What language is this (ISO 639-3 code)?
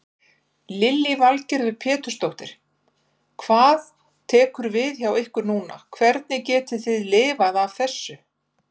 isl